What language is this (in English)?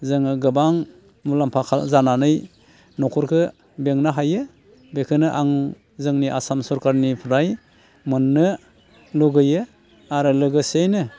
Bodo